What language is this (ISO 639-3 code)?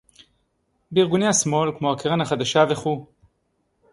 heb